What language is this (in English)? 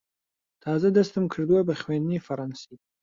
Central Kurdish